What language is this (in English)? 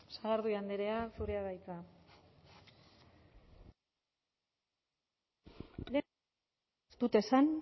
Basque